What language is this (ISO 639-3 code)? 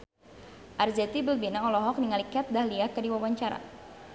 sun